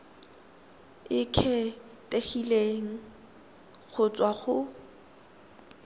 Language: Tswana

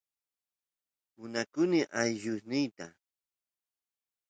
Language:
Santiago del Estero Quichua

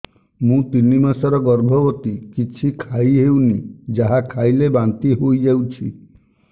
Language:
Odia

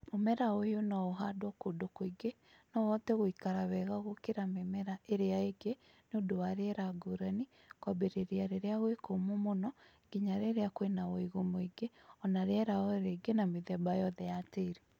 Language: Kikuyu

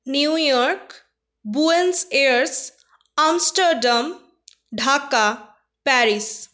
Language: Bangla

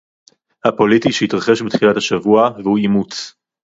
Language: Hebrew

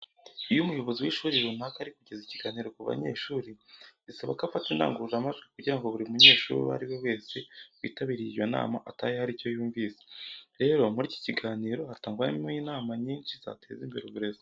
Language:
Kinyarwanda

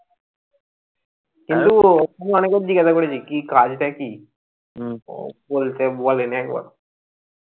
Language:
Bangla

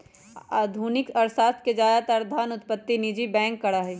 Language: Magahi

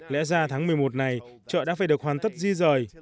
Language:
Vietnamese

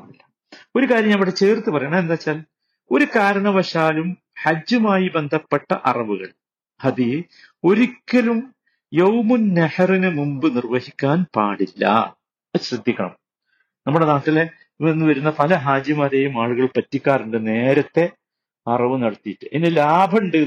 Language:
Malayalam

